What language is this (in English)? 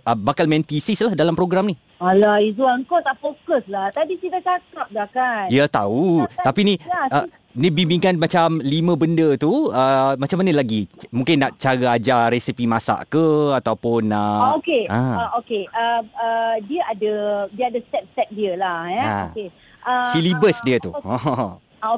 Malay